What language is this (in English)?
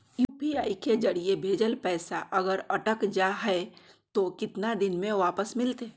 Magahi